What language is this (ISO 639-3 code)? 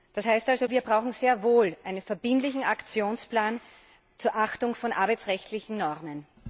deu